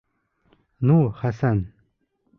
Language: Bashkir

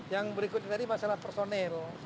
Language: Indonesian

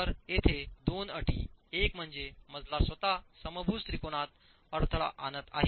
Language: Marathi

